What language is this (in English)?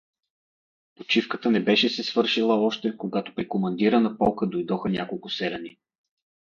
Bulgarian